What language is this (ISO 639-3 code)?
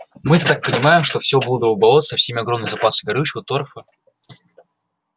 rus